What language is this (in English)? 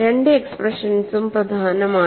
Malayalam